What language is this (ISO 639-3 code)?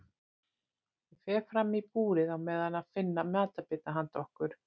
isl